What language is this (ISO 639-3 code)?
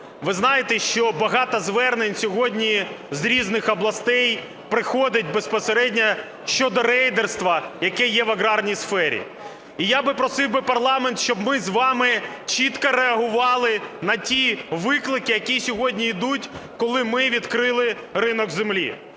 ukr